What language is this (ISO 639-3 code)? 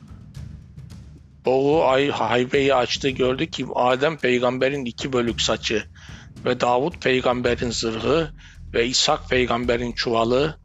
tur